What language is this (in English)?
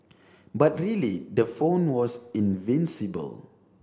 English